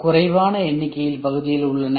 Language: Tamil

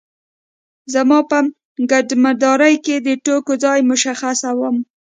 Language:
Pashto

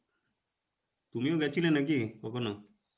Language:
Bangla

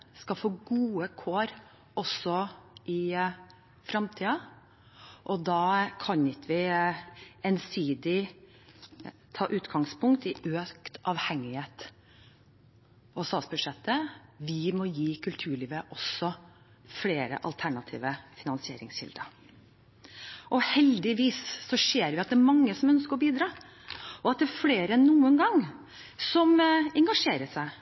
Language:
Norwegian Bokmål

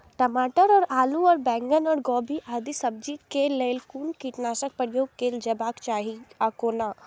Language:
Maithili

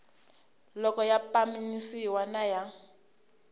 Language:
Tsonga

